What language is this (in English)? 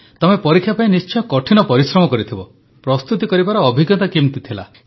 Odia